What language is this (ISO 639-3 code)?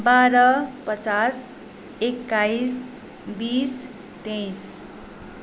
nep